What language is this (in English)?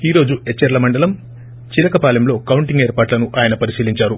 Telugu